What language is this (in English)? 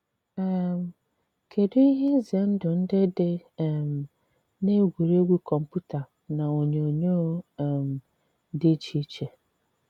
Igbo